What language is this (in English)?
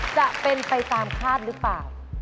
Thai